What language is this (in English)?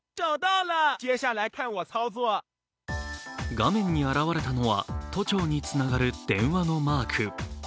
Japanese